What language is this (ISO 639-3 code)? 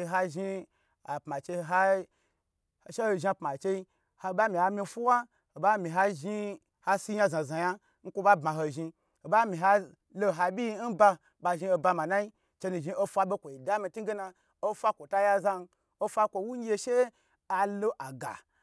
gbr